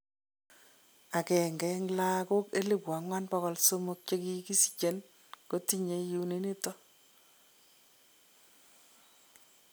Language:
Kalenjin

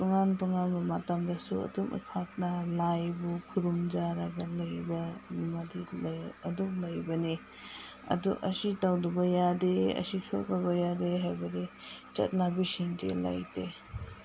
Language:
Manipuri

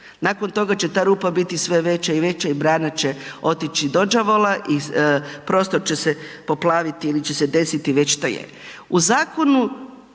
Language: Croatian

